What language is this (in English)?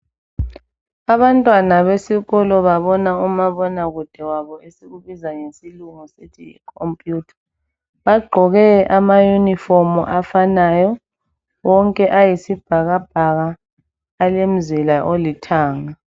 North Ndebele